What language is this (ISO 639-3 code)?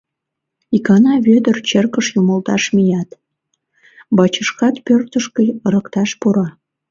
chm